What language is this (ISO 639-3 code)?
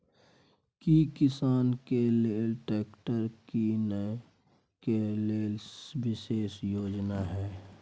mai